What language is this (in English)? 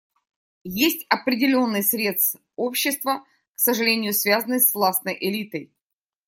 Russian